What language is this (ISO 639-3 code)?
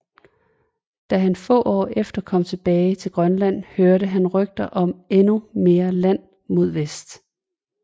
dan